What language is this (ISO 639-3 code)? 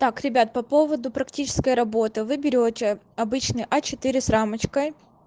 rus